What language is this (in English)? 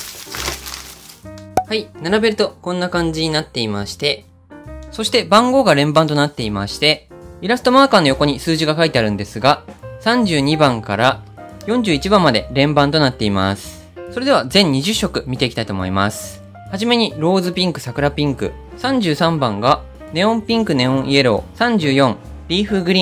Japanese